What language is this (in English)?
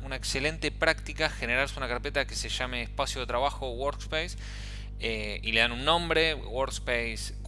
Spanish